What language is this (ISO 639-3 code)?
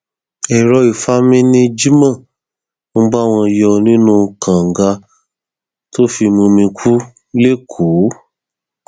yor